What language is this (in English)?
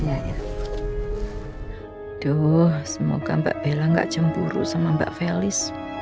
Indonesian